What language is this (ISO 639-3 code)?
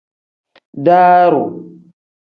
kdh